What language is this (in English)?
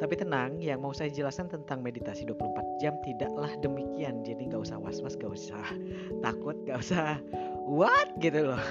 Indonesian